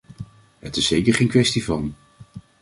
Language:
Dutch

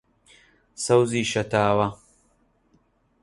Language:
Central Kurdish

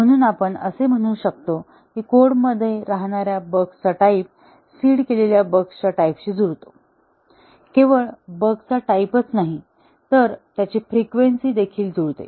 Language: Marathi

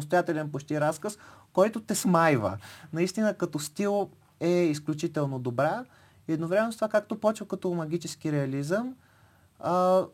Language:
Bulgarian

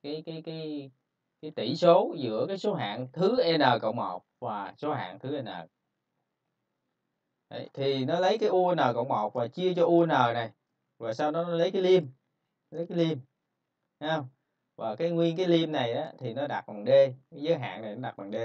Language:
Vietnamese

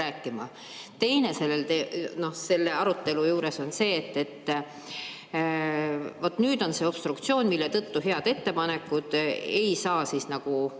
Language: Estonian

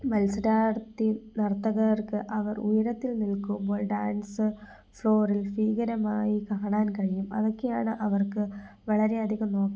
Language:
Malayalam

